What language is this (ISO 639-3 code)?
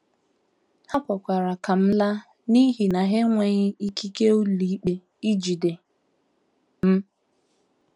ibo